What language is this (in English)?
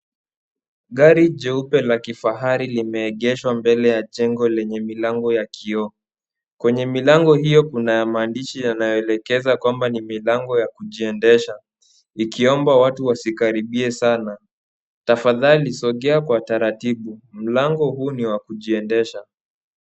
Swahili